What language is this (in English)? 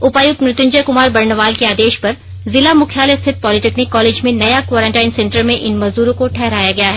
Hindi